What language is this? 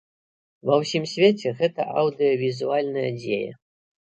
Belarusian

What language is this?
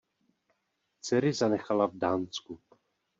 Czech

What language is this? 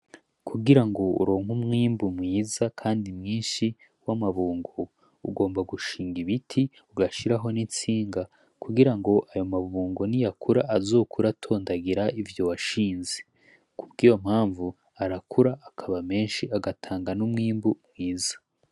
Rundi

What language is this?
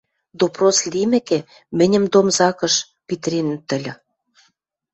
Western Mari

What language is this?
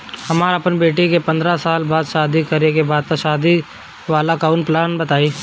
Bhojpuri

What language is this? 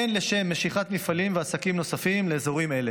Hebrew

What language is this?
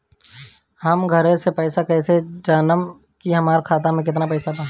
Bhojpuri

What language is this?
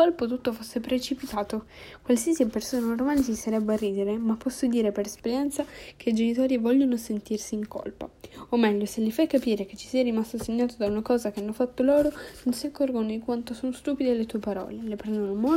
Italian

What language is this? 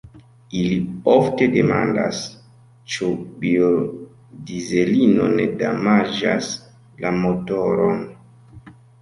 Esperanto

